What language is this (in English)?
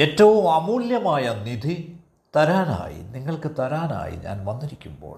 Malayalam